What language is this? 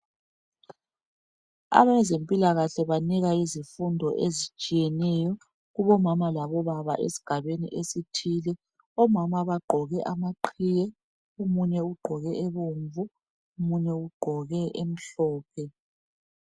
North Ndebele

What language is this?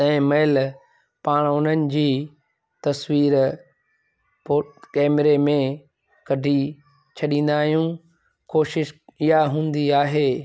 Sindhi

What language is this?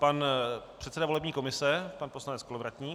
Czech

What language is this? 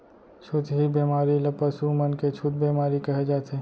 Chhattisgarhi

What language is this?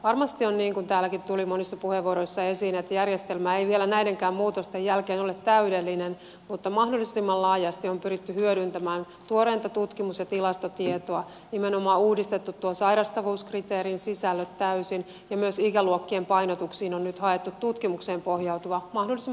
Finnish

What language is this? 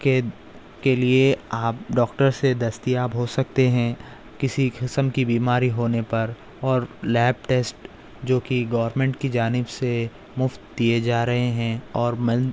Urdu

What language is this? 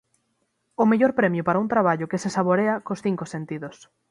Galician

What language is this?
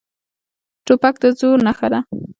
Pashto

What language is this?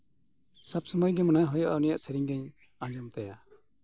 Santali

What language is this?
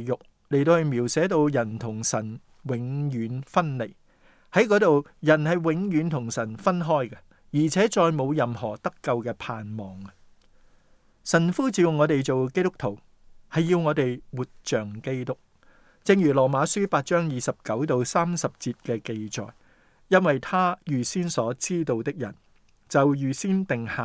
Chinese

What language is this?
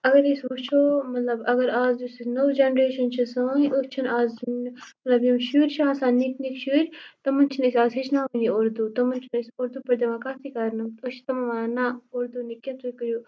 Kashmiri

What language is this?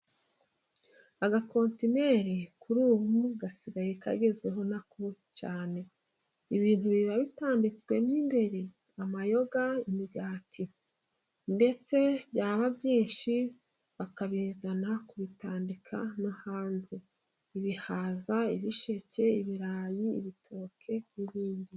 Kinyarwanda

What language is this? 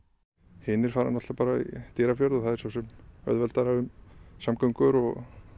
Icelandic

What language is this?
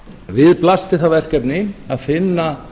Icelandic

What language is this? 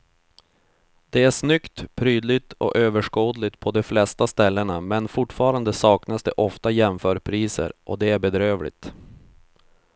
Swedish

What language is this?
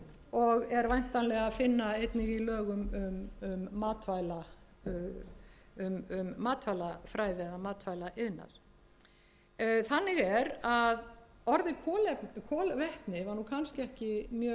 Icelandic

